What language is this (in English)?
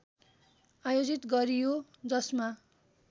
Nepali